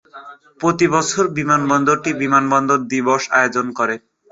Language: Bangla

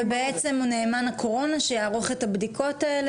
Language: Hebrew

